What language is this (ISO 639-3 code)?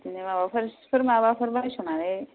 brx